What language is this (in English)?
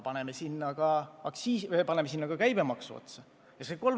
Estonian